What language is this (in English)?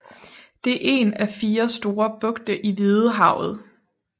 Danish